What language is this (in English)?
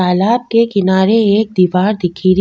Rajasthani